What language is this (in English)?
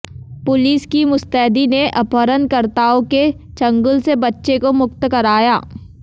Hindi